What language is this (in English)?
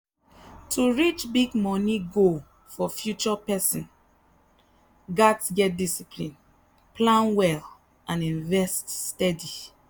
Nigerian Pidgin